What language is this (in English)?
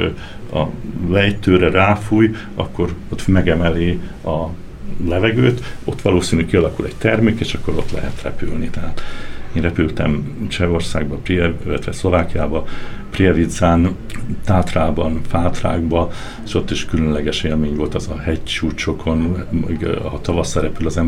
Hungarian